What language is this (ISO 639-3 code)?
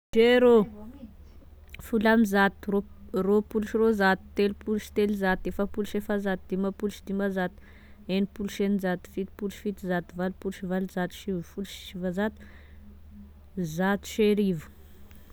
tkg